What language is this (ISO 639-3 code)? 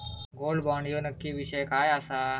mar